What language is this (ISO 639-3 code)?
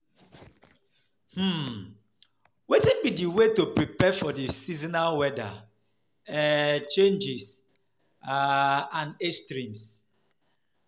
pcm